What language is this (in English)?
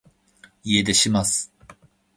Japanese